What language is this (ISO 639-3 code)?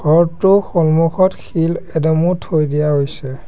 asm